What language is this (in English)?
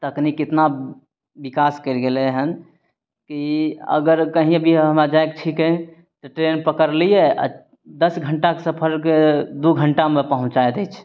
Maithili